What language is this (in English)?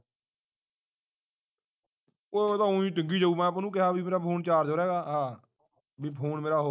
Punjabi